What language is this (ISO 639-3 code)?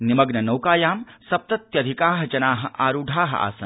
san